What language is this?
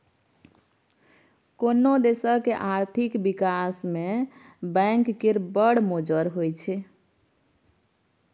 Maithili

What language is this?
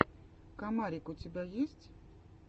Russian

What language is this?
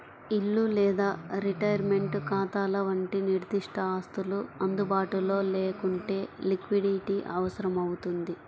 Telugu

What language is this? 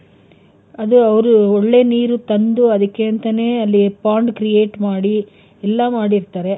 Kannada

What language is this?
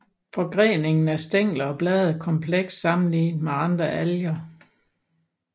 Danish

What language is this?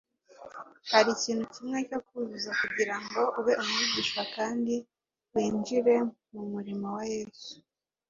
Kinyarwanda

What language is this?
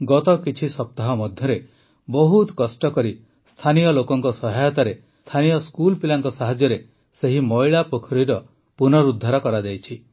Odia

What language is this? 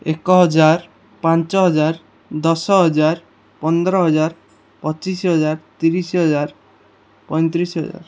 Odia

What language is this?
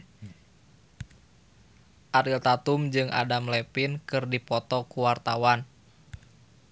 Sundanese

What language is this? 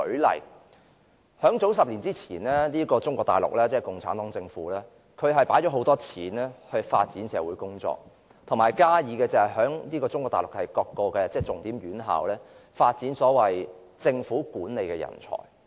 Cantonese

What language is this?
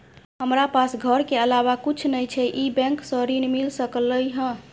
Maithili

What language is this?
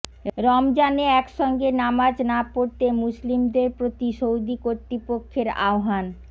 Bangla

